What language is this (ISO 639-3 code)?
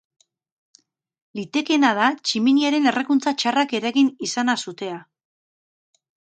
eus